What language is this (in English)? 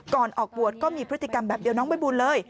Thai